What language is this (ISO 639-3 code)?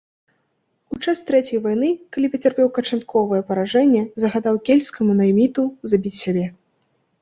bel